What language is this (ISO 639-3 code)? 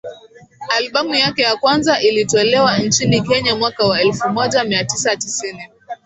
swa